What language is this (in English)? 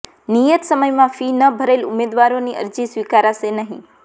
Gujarati